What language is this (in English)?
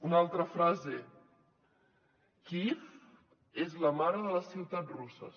Catalan